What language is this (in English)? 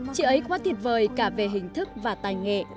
Vietnamese